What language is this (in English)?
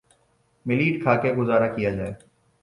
Urdu